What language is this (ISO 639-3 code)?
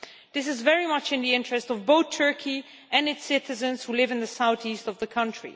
eng